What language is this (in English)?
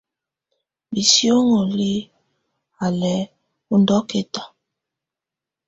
Tunen